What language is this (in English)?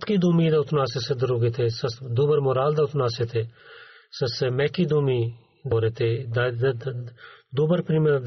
Bulgarian